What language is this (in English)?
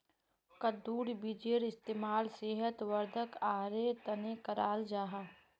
Magahi